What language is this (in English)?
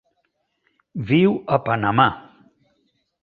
Catalan